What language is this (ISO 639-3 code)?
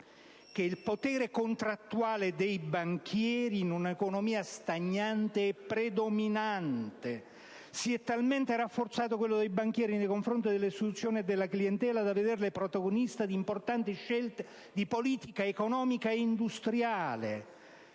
ita